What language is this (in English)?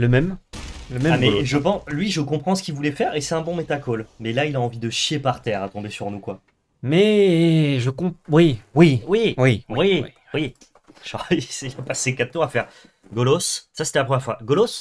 French